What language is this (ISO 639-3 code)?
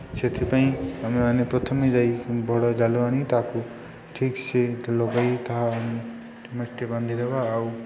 ori